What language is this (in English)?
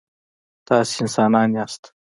Pashto